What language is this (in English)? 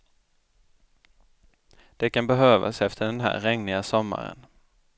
Swedish